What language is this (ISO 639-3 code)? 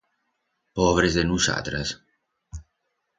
arg